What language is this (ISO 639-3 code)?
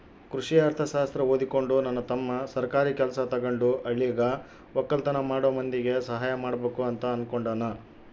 kan